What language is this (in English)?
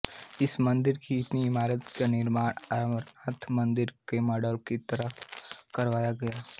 Hindi